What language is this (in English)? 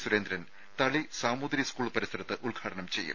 Malayalam